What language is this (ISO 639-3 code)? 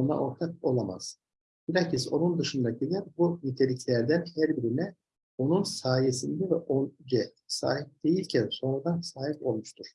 tur